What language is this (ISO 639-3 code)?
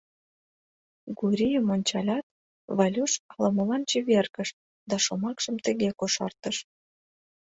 chm